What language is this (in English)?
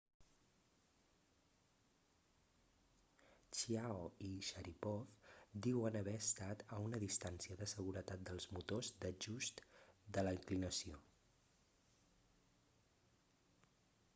Catalan